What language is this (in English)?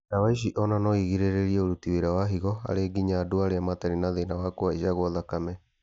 Kikuyu